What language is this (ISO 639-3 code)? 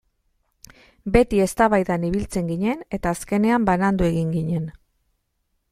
eus